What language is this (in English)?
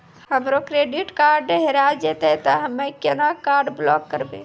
Maithili